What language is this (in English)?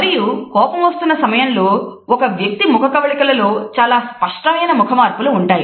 Telugu